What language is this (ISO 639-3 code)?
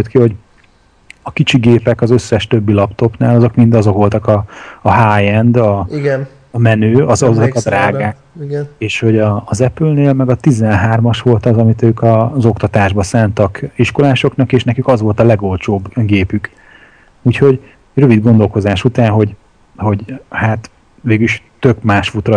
hun